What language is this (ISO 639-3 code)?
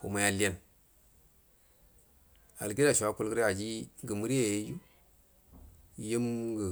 bdm